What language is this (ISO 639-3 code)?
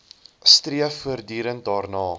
afr